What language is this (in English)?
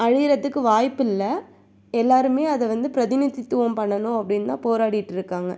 Tamil